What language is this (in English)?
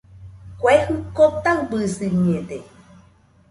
Nüpode Huitoto